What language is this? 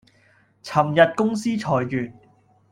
Cantonese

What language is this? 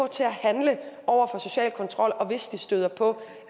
Danish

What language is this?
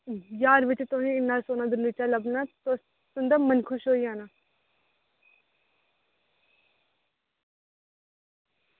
Dogri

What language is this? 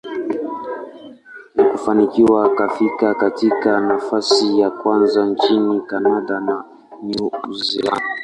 Swahili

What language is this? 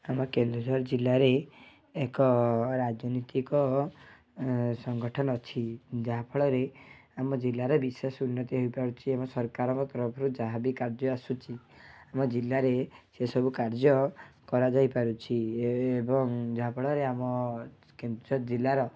Odia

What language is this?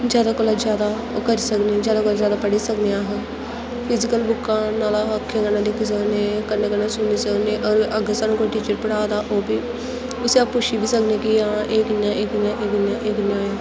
Dogri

